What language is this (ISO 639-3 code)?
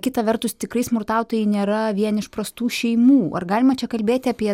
lit